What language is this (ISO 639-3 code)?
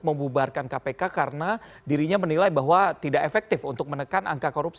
ind